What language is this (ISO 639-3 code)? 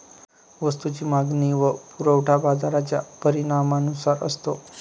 mar